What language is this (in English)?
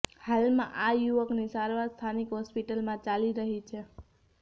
Gujarati